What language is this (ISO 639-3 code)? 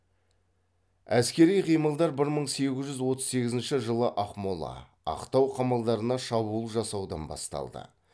kaz